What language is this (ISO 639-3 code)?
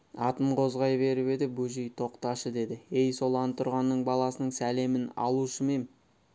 kaz